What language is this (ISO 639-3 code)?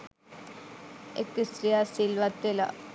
sin